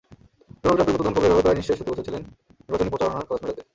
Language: Bangla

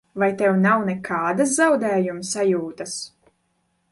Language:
Latvian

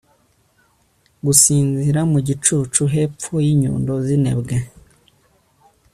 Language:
Kinyarwanda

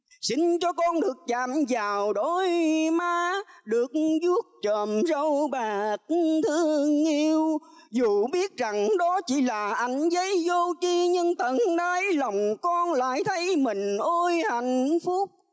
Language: Vietnamese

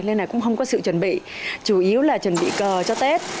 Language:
Vietnamese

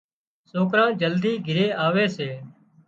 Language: Wadiyara Koli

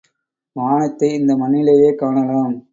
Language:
Tamil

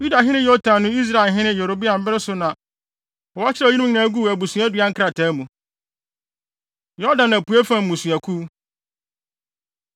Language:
Akan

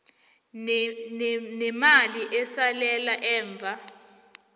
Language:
South Ndebele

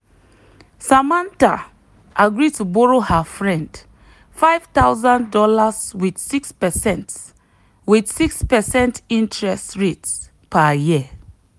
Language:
Nigerian Pidgin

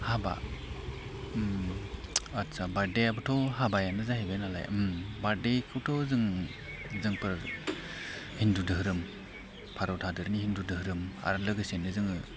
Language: Bodo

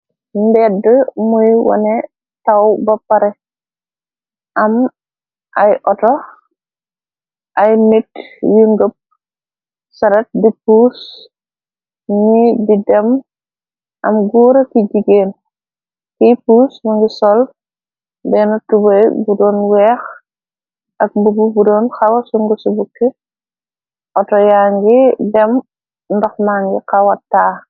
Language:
Wolof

